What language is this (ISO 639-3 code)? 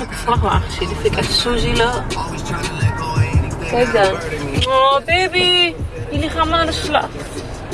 nld